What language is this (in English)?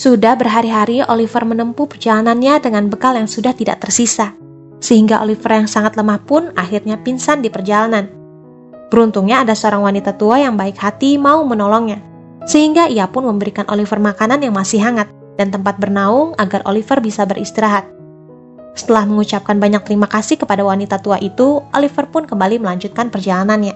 Indonesian